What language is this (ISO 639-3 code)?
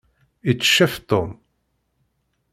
kab